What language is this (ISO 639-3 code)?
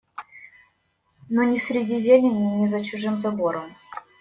rus